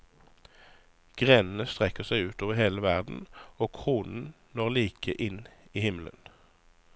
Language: Norwegian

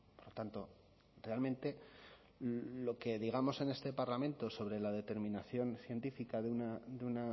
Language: Spanish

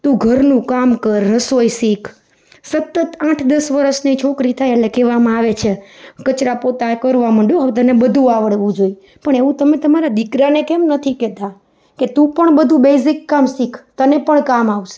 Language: Gujarati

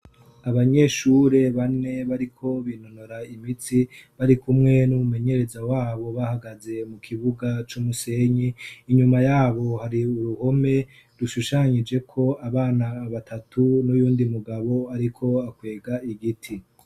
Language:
Rundi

